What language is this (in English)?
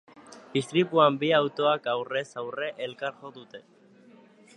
Basque